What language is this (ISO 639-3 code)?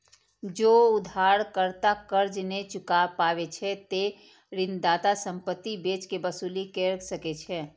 mai